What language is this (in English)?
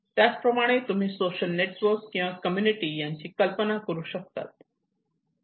Marathi